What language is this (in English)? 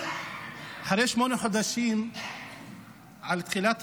Hebrew